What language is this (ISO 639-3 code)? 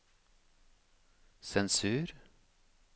nor